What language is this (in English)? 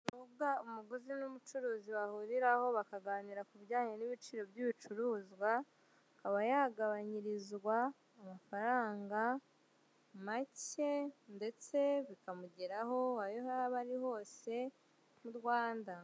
Kinyarwanda